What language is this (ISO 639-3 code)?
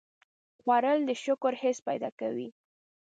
pus